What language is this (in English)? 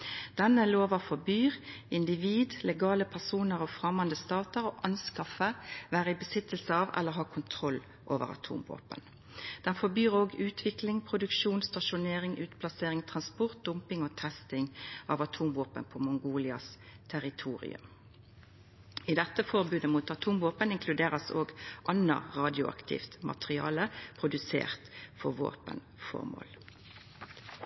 Norwegian Nynorsk